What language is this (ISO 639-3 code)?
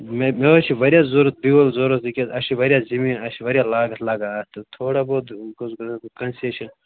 kas